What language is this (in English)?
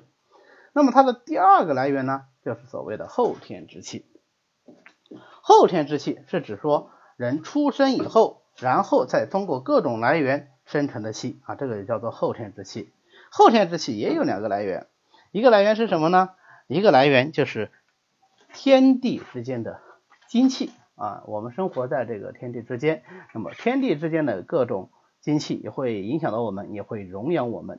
Chinese